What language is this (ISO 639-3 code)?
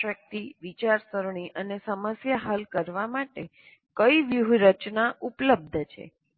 guj